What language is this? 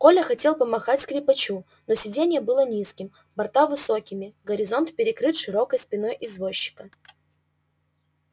Russian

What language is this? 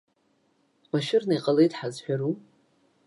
Abkhazian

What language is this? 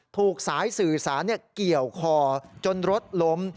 Thai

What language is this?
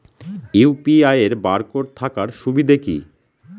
Bangla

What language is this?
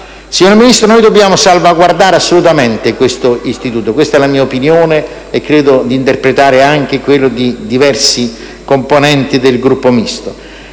Italian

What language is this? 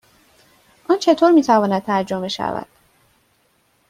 Persian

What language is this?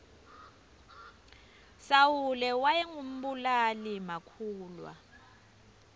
Swati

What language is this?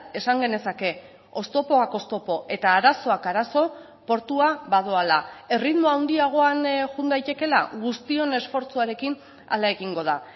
Basque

